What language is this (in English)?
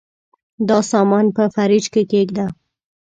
Pashto